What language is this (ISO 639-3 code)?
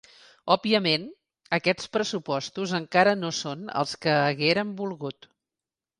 cat